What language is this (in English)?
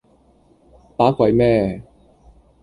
Cantonese